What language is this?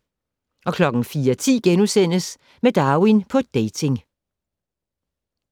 Danish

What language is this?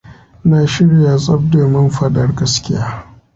Hausa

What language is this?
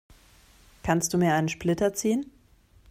German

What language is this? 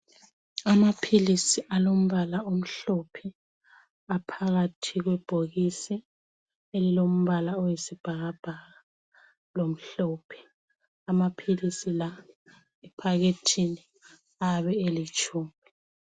North Ndebele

